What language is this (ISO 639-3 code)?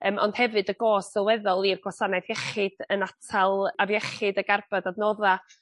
cym